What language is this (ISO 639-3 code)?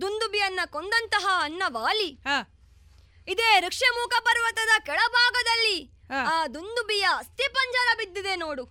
kan